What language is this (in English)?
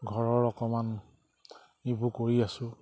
Assamese